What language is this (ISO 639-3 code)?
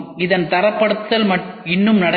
tam